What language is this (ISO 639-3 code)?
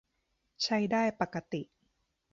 tha